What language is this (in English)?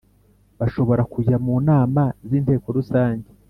Kinyarwanda